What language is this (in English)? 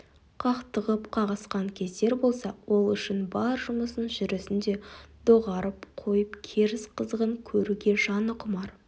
Kazakh